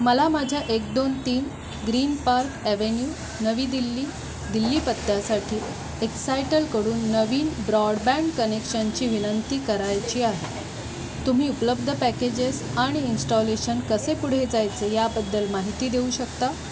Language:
Marathi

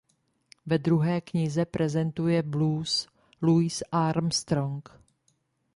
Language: Czech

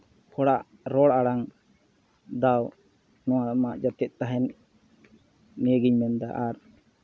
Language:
Santali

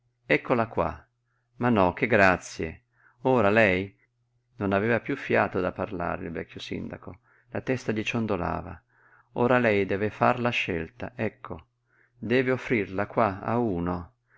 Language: Italian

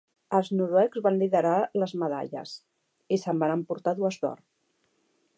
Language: Catalan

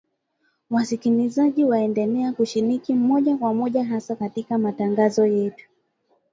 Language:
Swahili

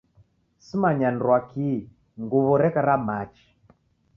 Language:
Taita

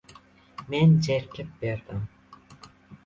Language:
Uzbek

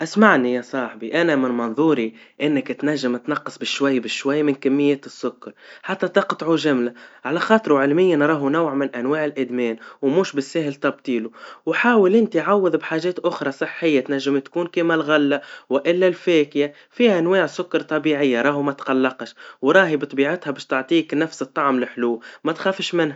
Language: Tunisian Arabic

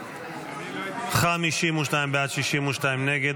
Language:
Hebrew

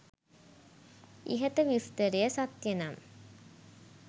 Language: Sinhala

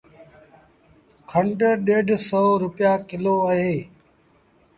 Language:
Sindhi Bhil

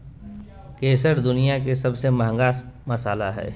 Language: Magahi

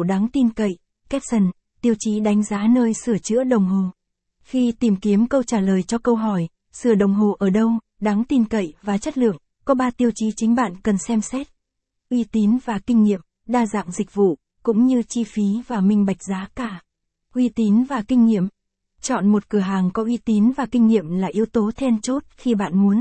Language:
Vietnamese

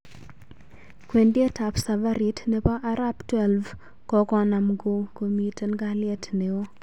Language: Kalenjin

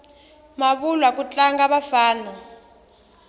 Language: Tsonga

